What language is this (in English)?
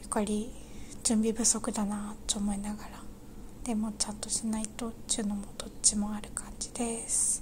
Japanese